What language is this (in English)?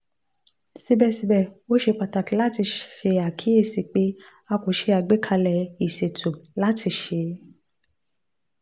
Yoruba